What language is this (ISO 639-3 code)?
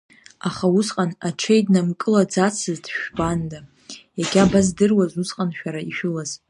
abk